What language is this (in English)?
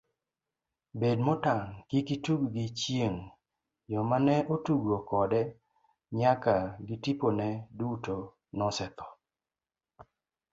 Luo (Kenya and Tanzania)